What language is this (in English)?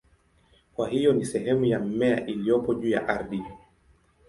Swahili